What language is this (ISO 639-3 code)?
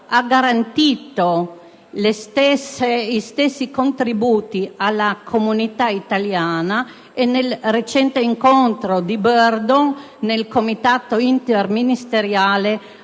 ita